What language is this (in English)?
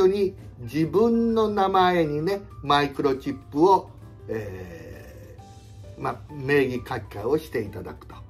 Japanese